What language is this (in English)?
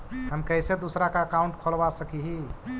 Magahi